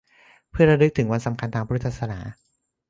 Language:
Thai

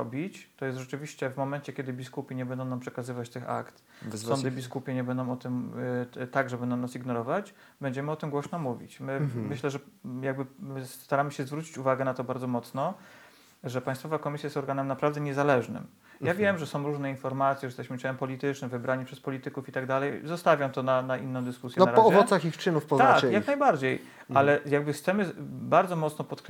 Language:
Polish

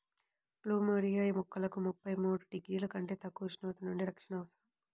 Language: Telugu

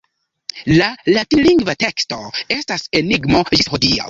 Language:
Esperanto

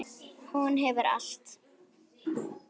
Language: Icelandic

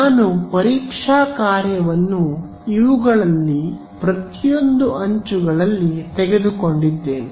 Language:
Kannada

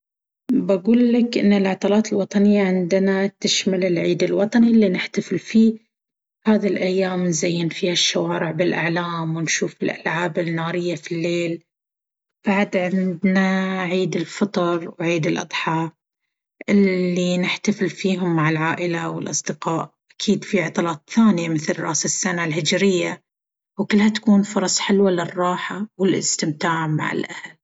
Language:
Baharna Arabic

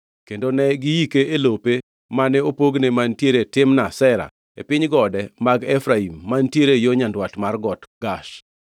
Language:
Luo (Kenya and Tanzania)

